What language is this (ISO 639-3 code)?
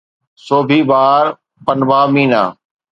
snd